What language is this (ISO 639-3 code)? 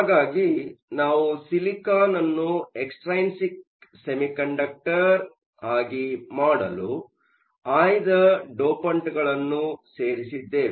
kan